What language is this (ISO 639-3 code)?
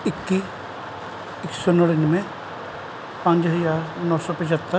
pan